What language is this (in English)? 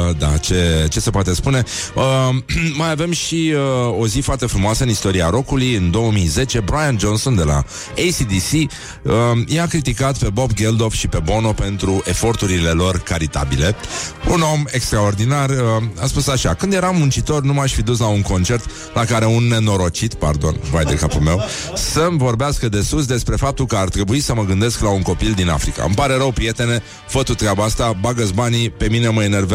Romanian